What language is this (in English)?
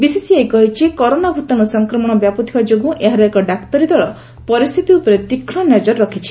Odia